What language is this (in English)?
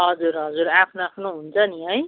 Nepali